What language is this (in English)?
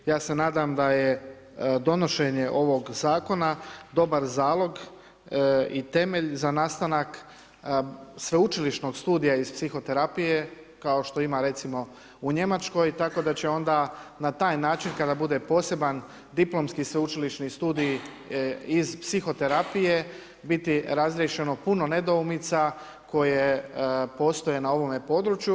Croatian